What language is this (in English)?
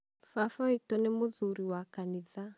Kikuyu